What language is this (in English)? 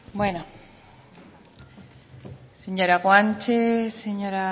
Spanish